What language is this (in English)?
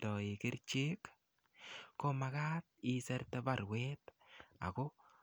Kalenjin